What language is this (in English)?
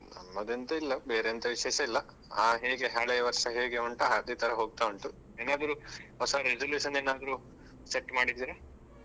Kannada